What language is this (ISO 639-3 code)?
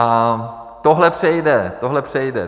ces